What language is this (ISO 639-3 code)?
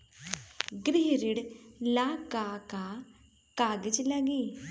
bho